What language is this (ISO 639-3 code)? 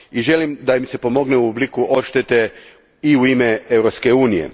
hrv